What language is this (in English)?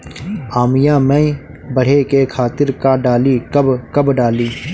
Bhojpuri